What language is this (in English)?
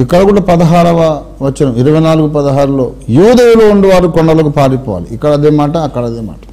Hindi